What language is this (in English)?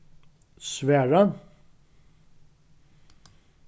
Faroese